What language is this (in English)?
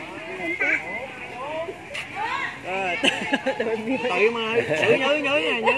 Vietnamese